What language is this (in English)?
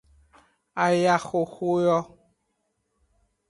Aja (Benin)